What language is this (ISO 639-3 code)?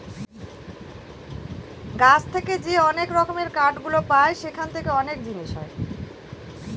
ben